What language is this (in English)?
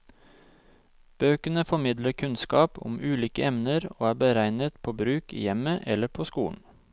Norwegian